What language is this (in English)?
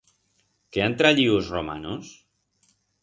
Aragonese